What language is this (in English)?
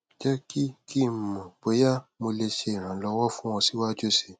Yoruba